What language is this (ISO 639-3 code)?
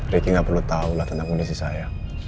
ind